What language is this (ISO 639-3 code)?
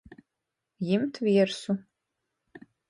ltg